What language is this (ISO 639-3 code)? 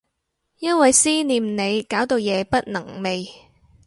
yue